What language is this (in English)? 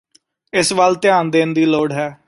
Punjabi